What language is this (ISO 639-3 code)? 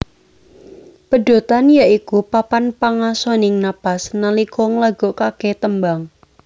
jav